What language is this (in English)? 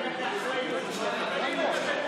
Hebrew